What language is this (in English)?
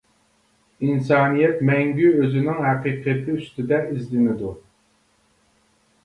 Uyghur